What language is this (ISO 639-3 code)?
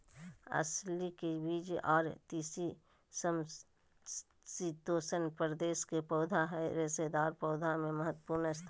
mag